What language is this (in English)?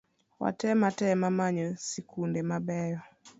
Luo (Kenya and Tanzania)